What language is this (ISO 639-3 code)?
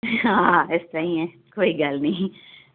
pan